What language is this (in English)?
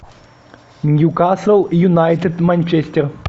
Russian